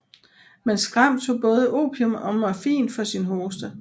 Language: Danish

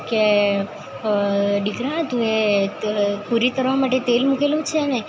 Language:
Gujarati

